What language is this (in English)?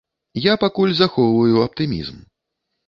Belarusian